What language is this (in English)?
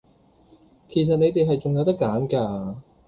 Cantonese